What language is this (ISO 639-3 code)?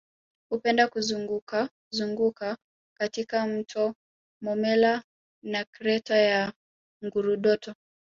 swa